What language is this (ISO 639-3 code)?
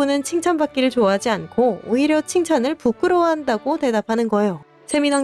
kor